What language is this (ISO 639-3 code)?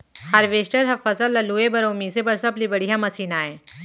hne